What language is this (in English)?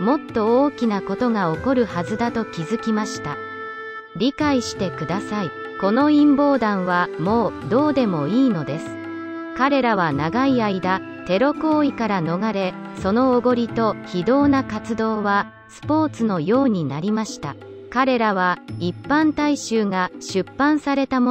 Japanese